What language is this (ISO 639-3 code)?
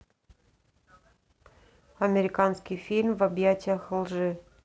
rus